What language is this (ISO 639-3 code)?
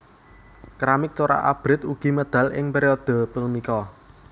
jav